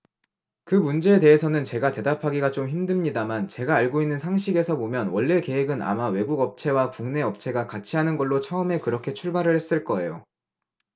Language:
Korean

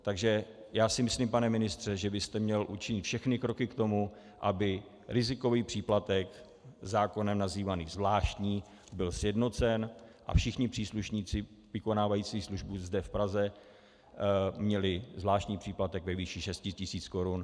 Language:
Czech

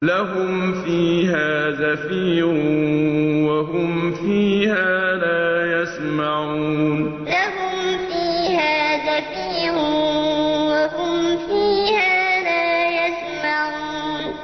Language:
Arabic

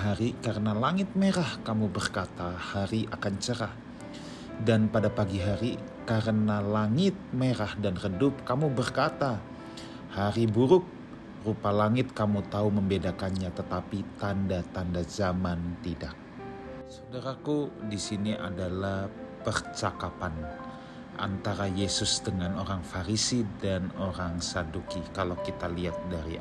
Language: Indonesian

